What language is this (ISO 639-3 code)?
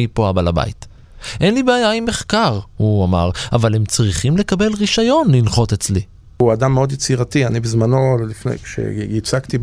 heb